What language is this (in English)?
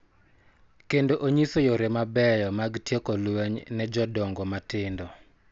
Luo (Kenya and Tanzania)